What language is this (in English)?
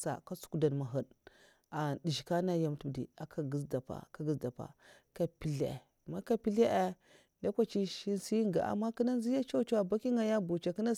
Mafa